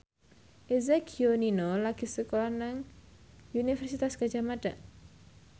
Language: Javanese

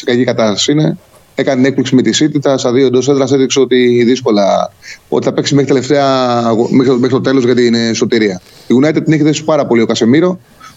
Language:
Greek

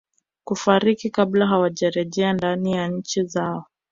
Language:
Swahili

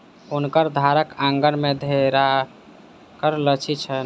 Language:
Maithili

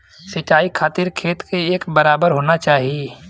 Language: Bhojpuri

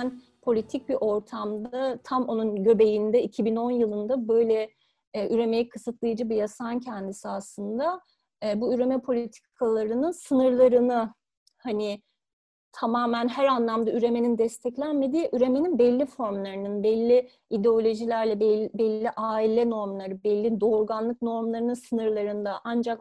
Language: Turkish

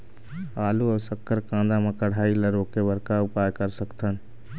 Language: Chhattisgarhi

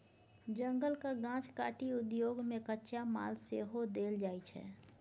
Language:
Maithili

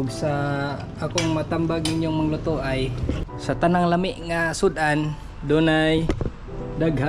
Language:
Filipino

